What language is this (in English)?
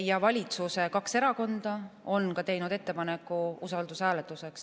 Estonian